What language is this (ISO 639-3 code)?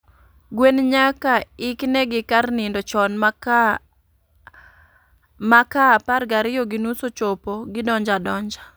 luo